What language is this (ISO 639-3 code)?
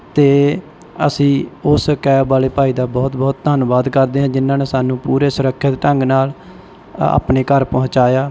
pan